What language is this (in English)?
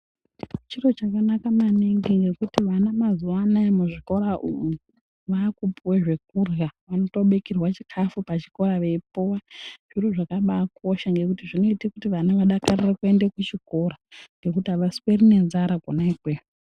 Ndau